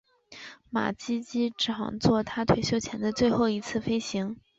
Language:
Chinese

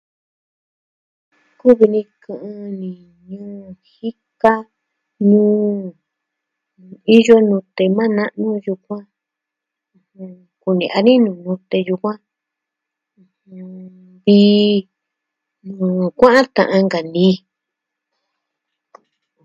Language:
Southwestern Tlaxiaco Mixtec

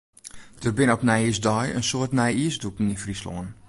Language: Western Frisian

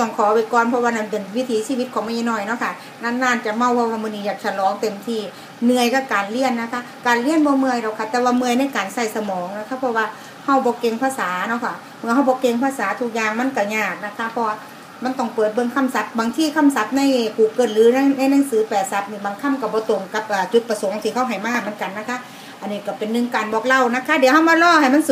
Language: Thai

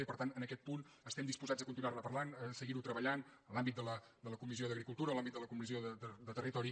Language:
Catalan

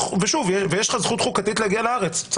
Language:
Hebrew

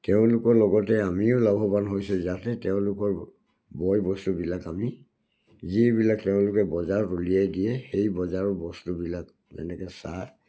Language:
Assamese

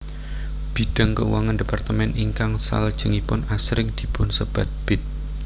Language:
Javanese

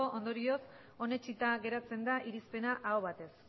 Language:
Basque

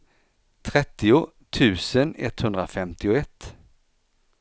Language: Swedish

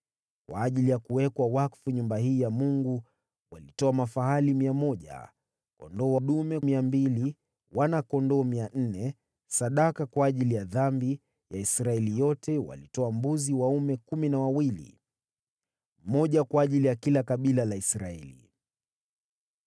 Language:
Swahili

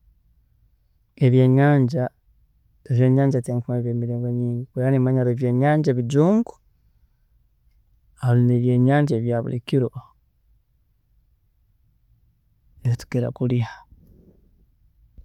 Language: Tooro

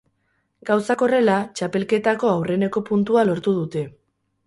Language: Basque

